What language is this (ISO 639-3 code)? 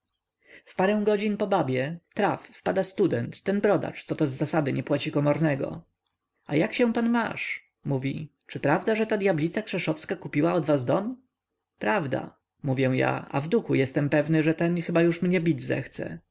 pol